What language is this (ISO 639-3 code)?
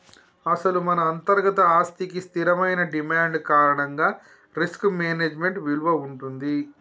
tel